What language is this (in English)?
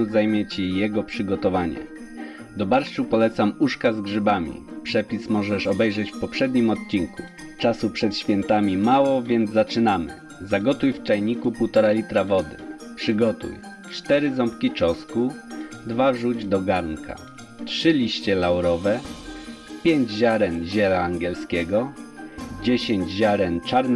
Polish